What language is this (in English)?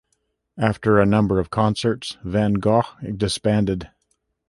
English